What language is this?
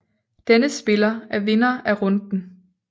Danish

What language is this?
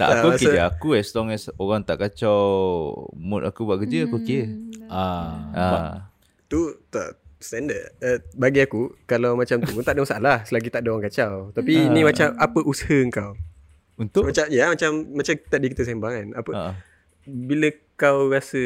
Malay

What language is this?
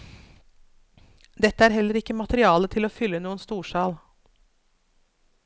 Norwegian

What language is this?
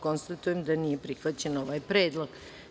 Serbian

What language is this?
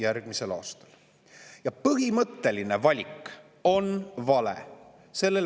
Estonian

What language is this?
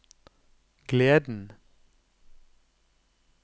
Norwegian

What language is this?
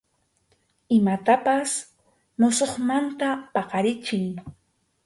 Arequipa-La Unión Quechua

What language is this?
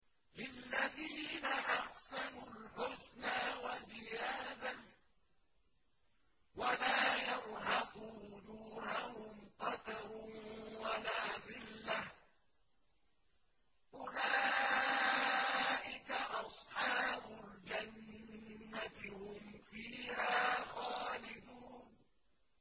Arabic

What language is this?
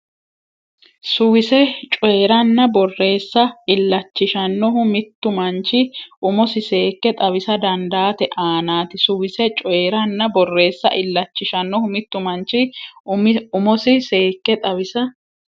Sidamo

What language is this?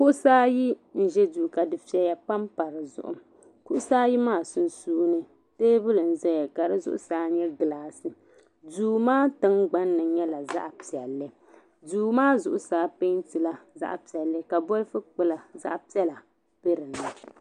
Dagbani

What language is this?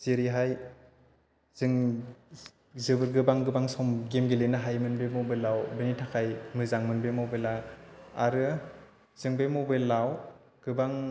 Bodo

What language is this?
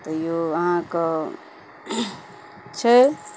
Maithili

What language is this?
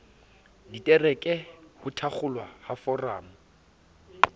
Southern Sotho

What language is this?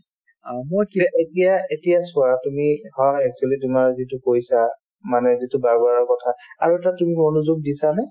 Assamese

